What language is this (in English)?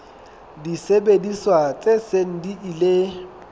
Southern Sotho